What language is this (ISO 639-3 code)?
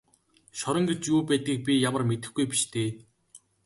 mon